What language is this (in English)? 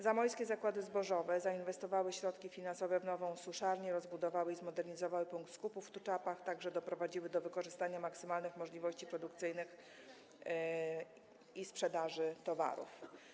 Polish